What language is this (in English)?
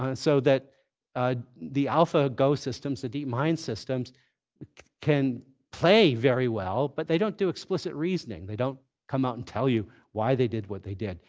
English